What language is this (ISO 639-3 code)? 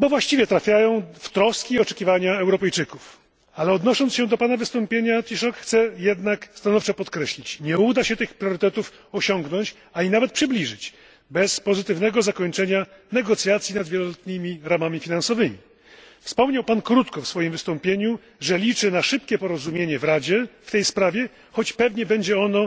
pol